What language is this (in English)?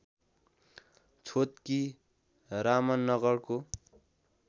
Nepali